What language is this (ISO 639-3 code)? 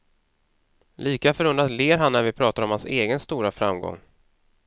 swe